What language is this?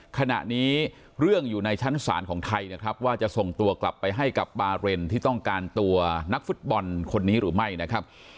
Thai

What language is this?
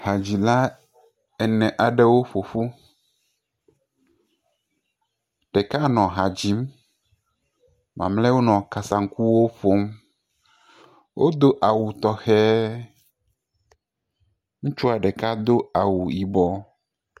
Ewe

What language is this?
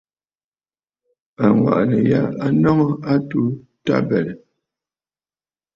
Bafut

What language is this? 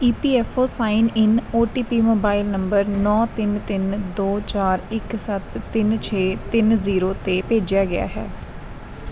Punjabi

